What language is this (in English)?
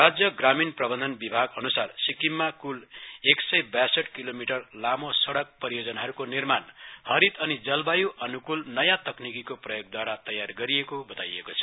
Nepali